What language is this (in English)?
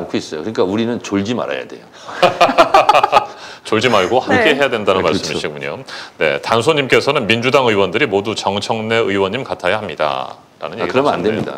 Korean